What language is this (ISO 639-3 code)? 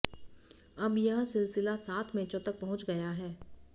hin